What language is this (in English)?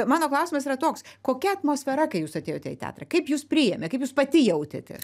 Lithuanian